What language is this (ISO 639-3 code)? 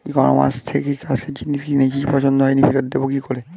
ben